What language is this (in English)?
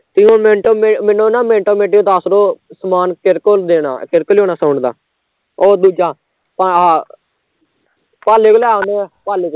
Punjabi